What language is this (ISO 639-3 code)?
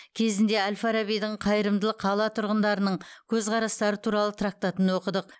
kaz